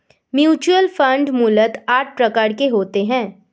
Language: Hindi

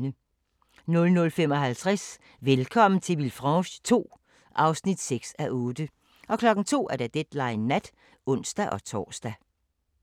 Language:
Danish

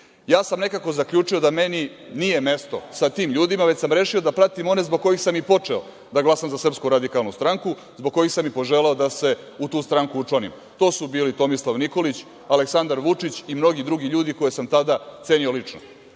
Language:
Serbian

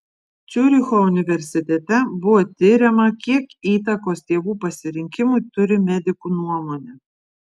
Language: Lithuanian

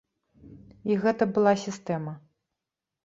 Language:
Belarusian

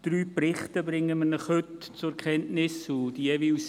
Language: Swiss German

